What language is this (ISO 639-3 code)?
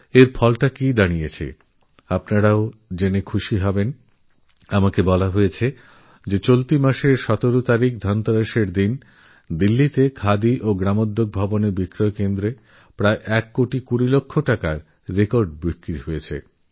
ben